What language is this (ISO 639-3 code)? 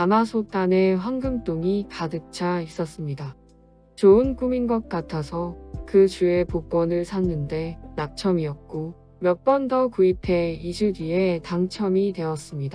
kor